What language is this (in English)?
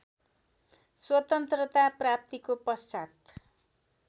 Nepali